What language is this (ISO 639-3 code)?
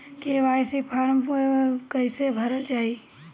bho